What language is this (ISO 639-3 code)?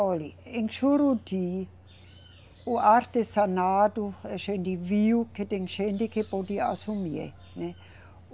por